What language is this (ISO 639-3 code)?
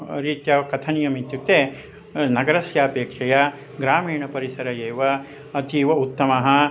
san